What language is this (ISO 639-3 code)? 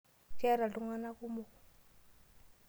mas